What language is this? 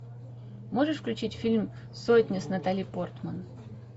Russian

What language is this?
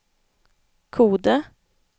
Swedish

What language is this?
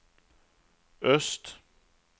Swedish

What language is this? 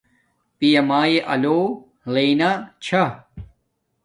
Domaaki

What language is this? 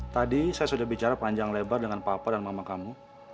Indonesian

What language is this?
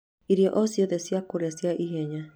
Kikuyu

